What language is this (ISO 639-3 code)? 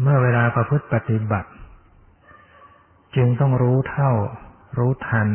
tha